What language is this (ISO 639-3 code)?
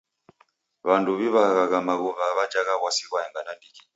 dav